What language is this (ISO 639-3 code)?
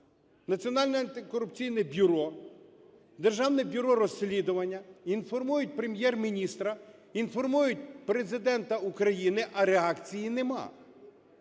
ukr